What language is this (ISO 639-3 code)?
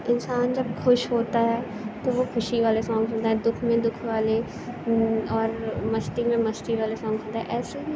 urd